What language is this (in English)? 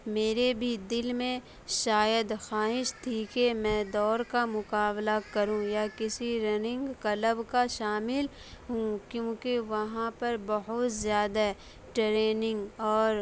Urdu